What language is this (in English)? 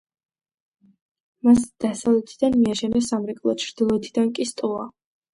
Georgian